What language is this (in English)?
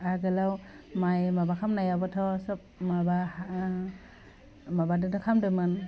Bodo